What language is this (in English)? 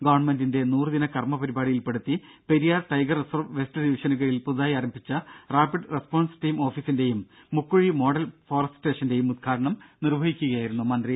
Malayalam